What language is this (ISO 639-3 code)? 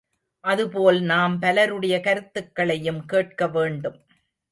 tam